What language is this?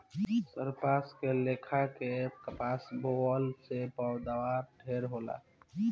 Bhojpuri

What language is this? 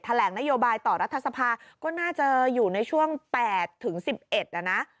Thai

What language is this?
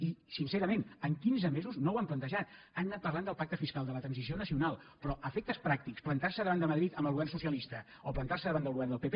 Catalan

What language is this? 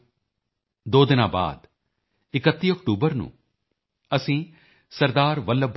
Punjabi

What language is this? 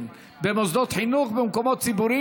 Hebrew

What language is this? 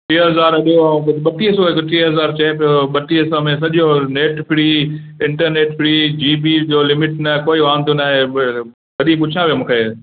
Sindhi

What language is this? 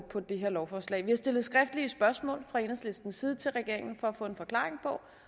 Danish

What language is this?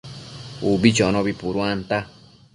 Matsés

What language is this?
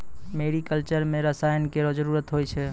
Maithili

